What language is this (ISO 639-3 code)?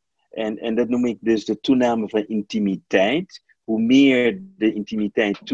nld